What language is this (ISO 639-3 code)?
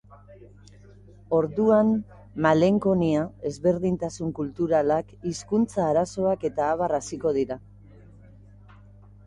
eus